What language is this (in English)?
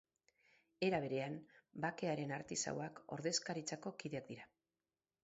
Basque